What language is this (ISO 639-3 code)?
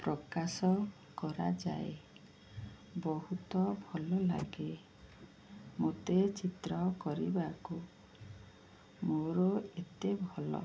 ori